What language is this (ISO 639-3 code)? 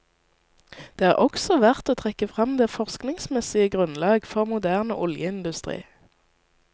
nor